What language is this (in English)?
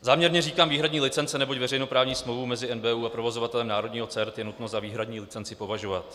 Czech